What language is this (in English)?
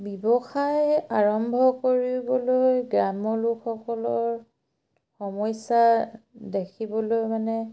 Assamese